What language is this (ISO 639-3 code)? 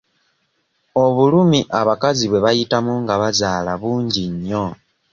lug